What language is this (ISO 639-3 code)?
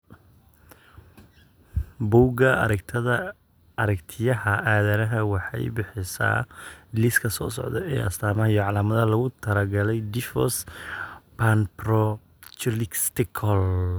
som